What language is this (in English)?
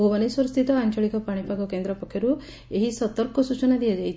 Odia